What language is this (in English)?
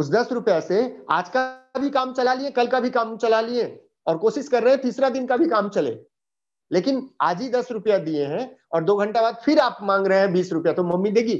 Hindi